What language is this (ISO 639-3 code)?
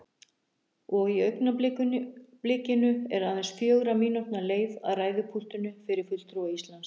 isl